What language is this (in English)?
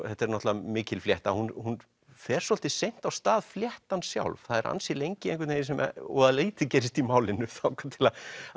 Icelandic